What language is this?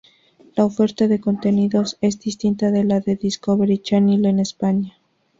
Spanish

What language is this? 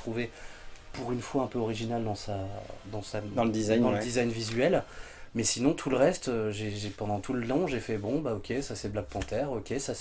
French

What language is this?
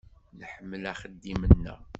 Kabyle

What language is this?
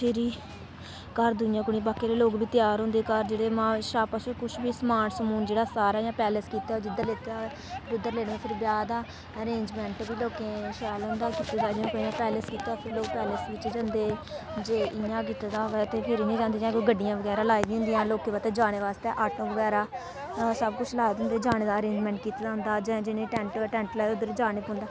Dogri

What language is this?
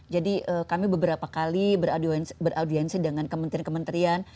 Indonesian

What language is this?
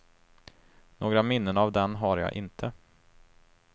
Swedish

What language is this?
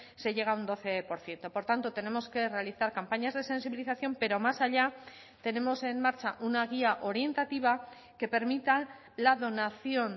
Spanish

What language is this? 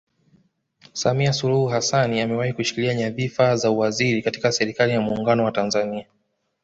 Swahili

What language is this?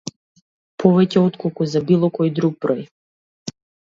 Macedonian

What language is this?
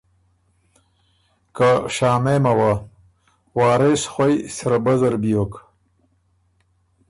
Ormuri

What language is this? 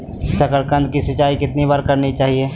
Magahi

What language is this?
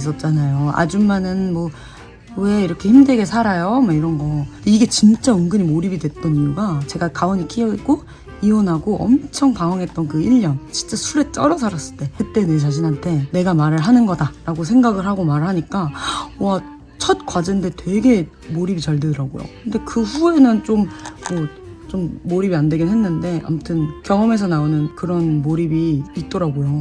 Korean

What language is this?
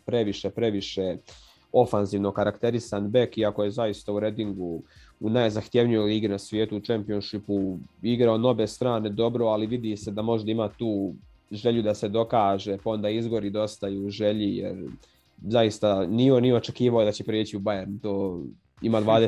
Croatian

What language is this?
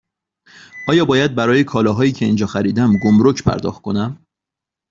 Persian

